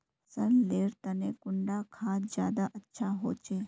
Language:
Magahi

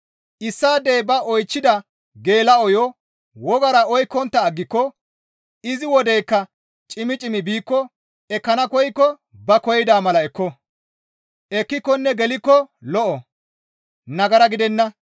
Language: Gamo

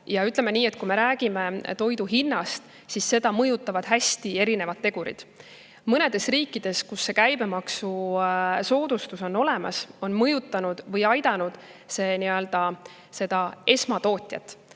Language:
Estonian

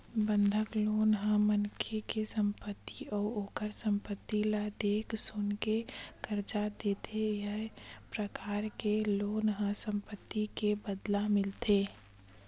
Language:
Chhattisgarhi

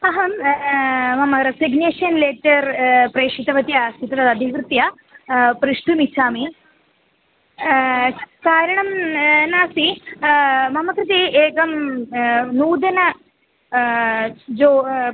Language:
Sanskrit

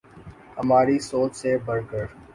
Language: Urdu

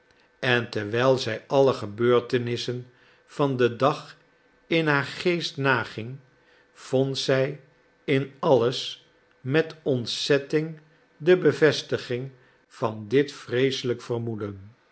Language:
Dutch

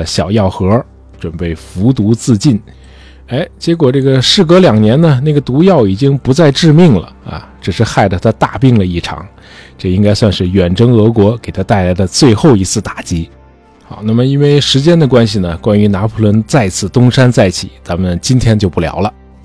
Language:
Chinese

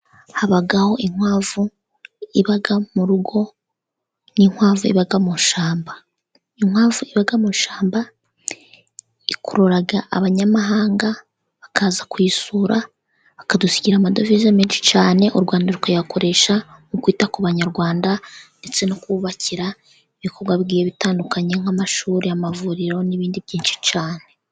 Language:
Kinyarwanda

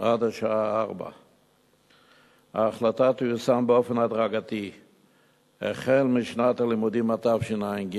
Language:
Hebrew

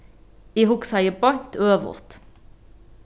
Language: Faroese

